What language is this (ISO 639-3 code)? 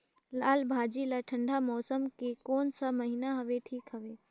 hne